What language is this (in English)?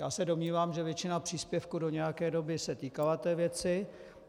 Czech